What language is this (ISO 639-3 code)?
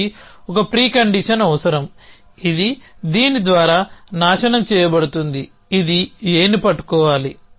tel